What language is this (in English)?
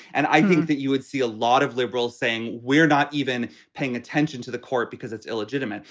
English